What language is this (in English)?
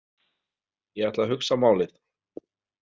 Icelandic